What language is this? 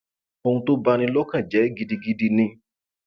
Yoruba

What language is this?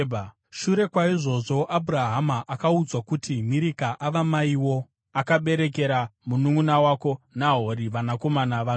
Shona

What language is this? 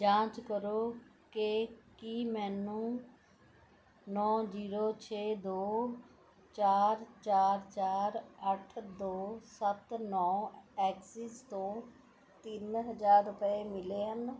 Punjabi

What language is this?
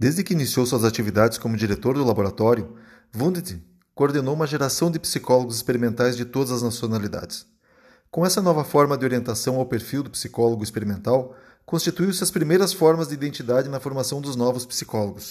Portuguese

